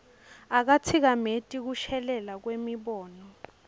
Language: Swati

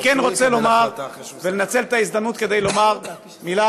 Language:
Hebrew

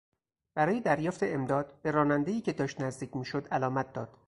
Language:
Persian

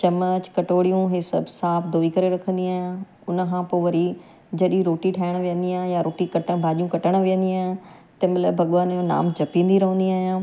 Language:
Sindhi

